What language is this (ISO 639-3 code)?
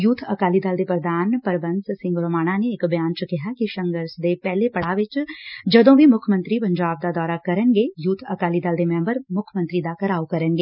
pan